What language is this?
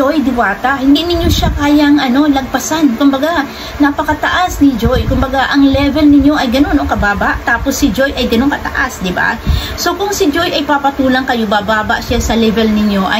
Filipino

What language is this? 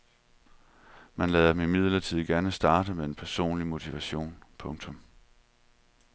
Danish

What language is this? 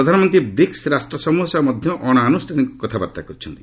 Odia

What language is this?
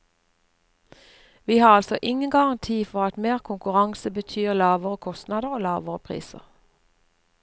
Norwegian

